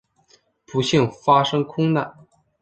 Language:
Chinese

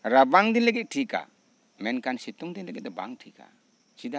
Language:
Santali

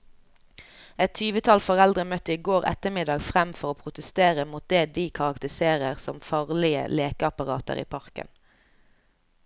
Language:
Norwegian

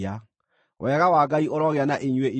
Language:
Kikuyu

